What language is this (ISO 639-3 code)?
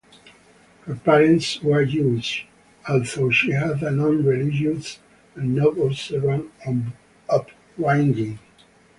eng